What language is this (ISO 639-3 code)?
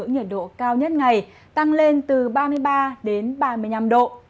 vie